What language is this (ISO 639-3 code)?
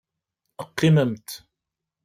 kab